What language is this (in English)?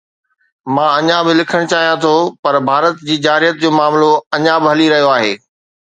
Sindhi